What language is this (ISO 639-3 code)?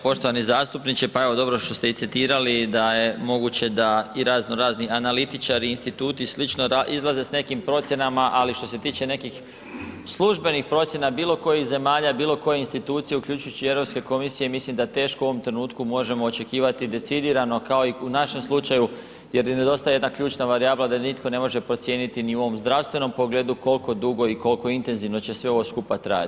hrv